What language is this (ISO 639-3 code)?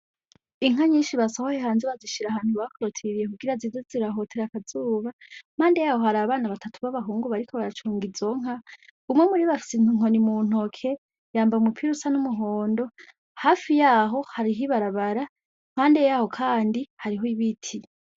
run